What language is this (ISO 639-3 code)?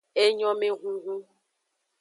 ajg